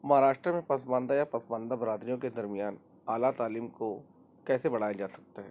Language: Urdu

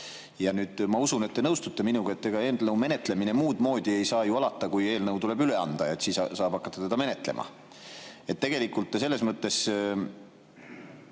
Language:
Estonian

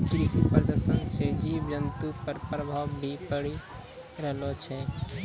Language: Maithili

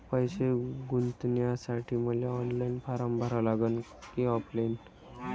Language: Marathi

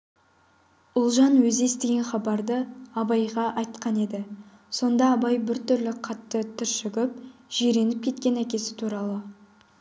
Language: Kazakh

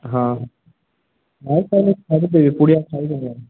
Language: Odia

